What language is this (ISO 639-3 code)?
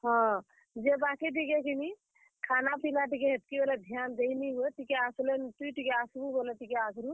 ori